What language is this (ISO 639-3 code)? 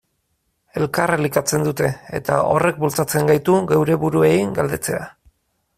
eus